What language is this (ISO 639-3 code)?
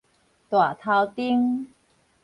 nan